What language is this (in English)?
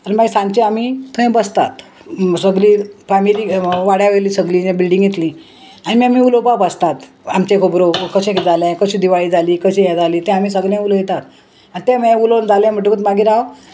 Konkani